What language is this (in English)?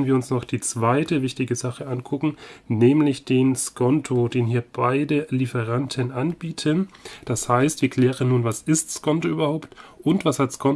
German